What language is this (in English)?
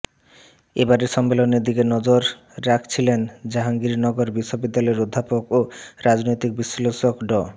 Bangla